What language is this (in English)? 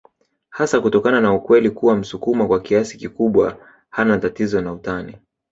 Swahili